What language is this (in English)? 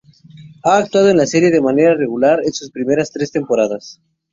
Spanish